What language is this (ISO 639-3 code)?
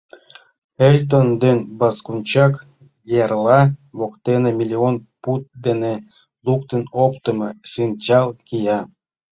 chm